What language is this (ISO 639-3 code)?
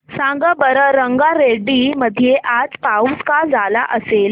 mar